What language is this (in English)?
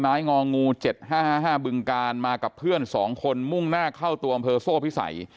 Thai